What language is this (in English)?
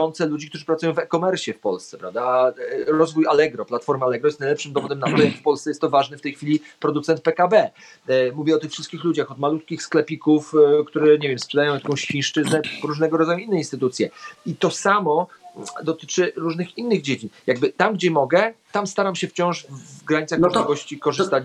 Polish